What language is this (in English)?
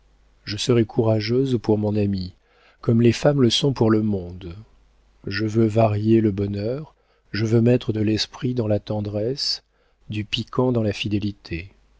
French